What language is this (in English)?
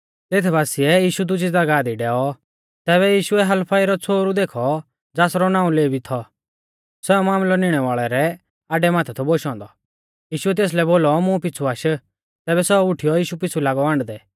Mahasu Pahari